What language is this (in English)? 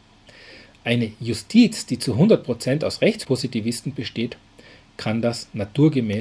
German